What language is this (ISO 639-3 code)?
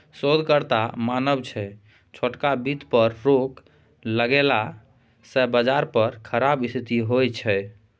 mai